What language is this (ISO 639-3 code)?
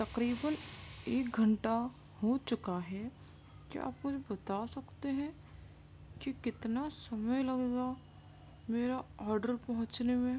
urd